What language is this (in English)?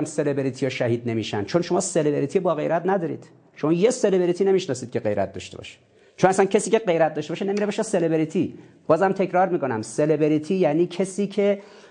Persian